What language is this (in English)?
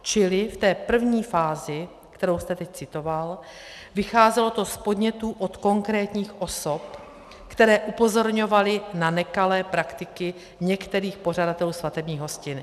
Czech